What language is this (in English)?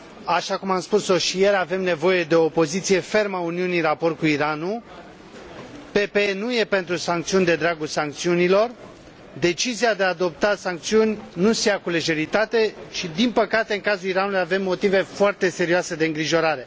Romanian